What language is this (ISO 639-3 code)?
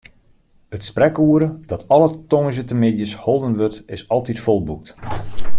fry